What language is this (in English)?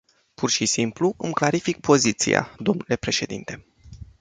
Romanian